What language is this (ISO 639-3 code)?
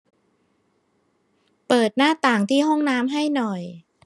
tha